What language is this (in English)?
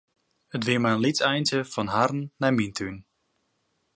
Western Frisian